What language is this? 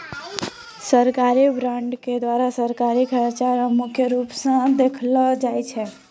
Maithili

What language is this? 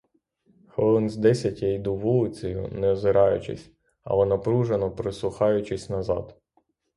Ukrainian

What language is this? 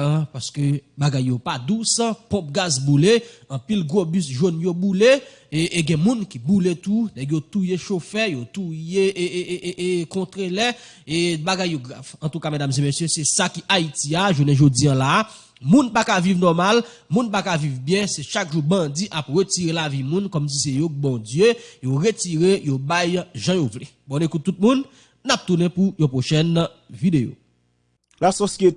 French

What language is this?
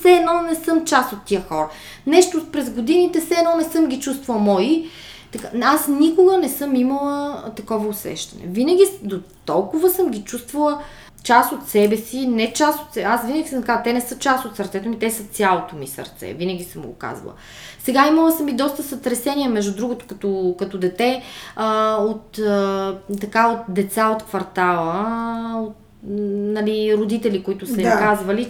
Bulgarian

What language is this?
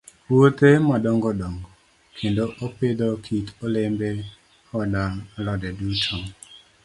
Luo (Kenya and Tanzania)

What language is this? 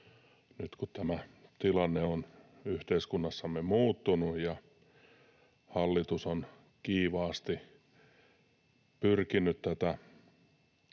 Finnish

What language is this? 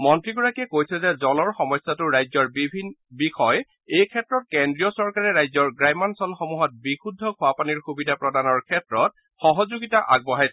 Assamese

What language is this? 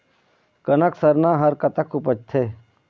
Chhattisgarhi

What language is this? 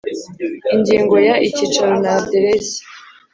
Kinyarwanda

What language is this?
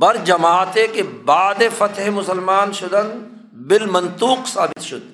Urdu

